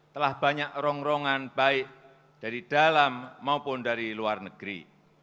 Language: Indonesian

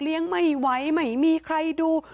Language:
Thai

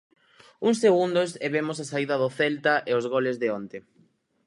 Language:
Galician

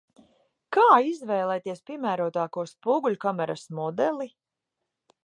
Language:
Latvian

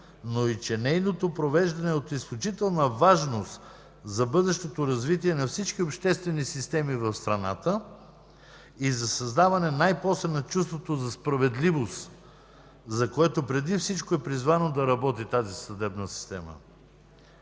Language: Bulgarian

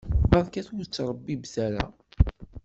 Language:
Kabyle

